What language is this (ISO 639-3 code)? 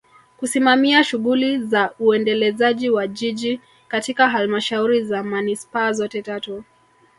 swa